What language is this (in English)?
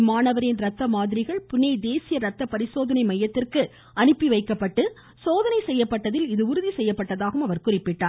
Tamil